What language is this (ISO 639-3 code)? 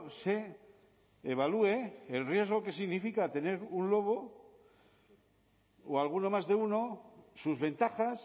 spa